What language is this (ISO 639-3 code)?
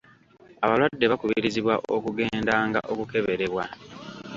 lug